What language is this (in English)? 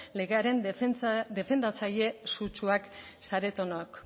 Basque